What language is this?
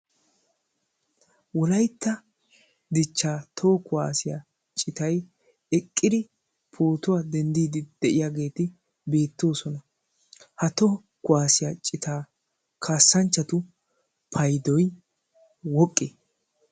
Wolaytta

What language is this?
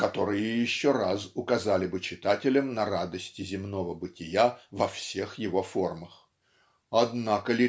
Russian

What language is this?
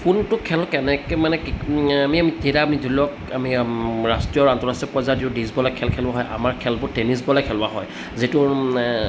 Assamese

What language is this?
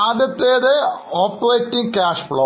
Malayalam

